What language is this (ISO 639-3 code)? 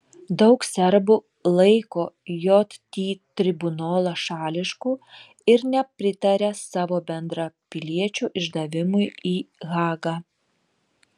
lit